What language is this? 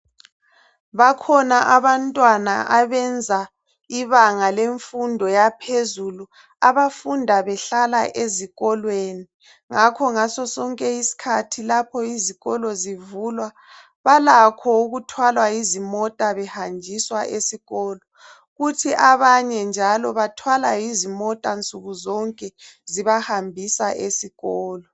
North Ndebele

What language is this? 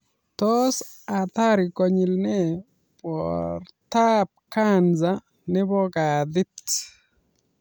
Kalenjin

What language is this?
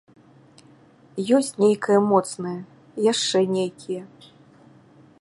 Belarusian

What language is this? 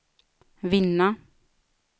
Swedish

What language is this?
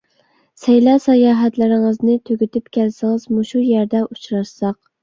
Uyghur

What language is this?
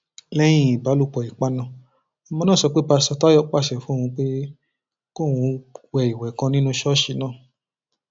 Yoruba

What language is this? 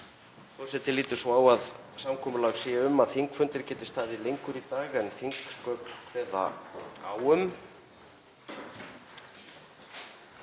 Icelandic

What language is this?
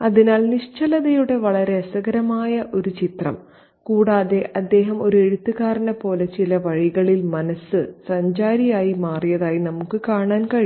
Malayalam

